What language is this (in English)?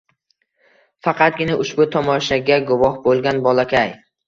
Uzbek